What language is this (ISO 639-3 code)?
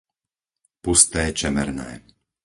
slk